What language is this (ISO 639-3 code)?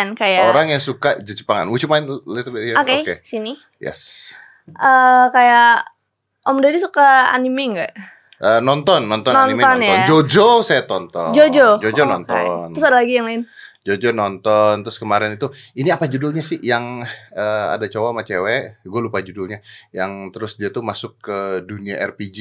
ind